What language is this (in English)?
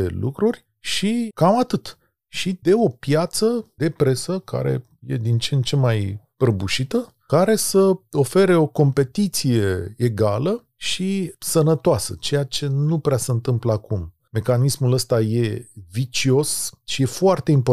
Romanian